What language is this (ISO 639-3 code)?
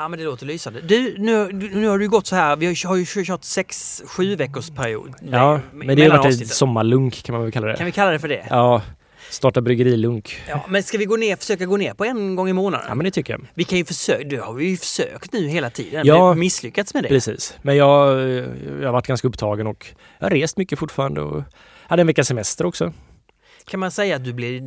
swe